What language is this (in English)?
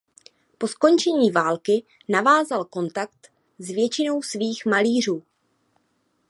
Czech